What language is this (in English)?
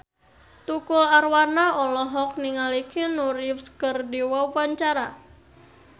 Sundanese